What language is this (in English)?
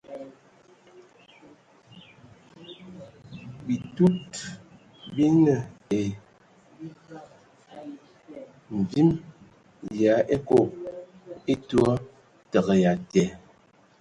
Ewondo